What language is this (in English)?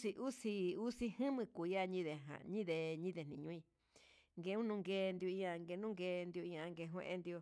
Huitepec Mixtec